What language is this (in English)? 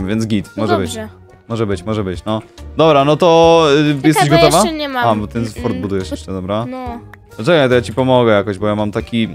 Polish